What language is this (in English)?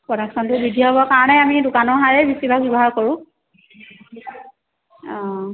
Assamese